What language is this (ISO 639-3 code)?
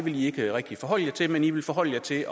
dan